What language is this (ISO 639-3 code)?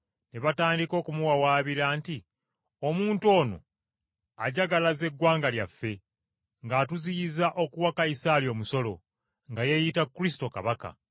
lug